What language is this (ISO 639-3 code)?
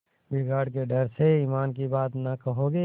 hin